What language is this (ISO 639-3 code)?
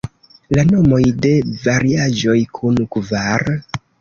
epo